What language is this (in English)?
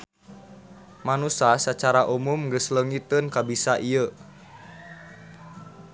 Sundanese